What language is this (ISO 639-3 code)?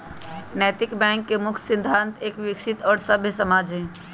mag